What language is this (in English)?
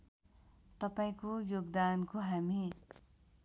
Nepali